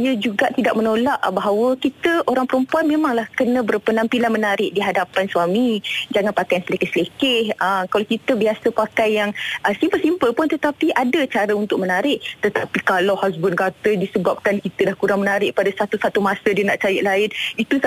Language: Malay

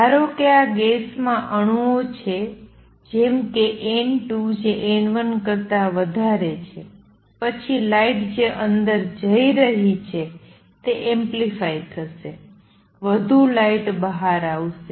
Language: Gujarati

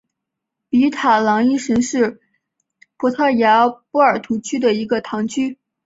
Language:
Chinese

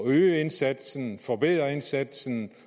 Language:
Danish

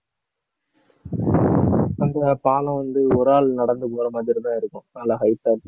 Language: Tamil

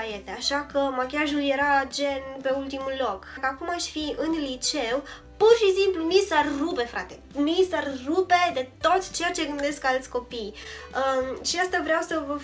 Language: Romanian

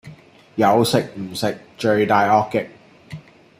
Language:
Cantonese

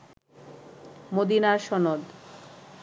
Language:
Bangla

